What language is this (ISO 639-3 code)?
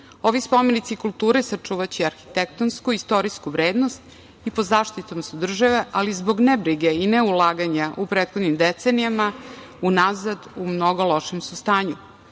srp